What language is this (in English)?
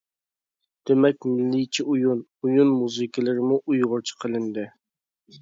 Uyghur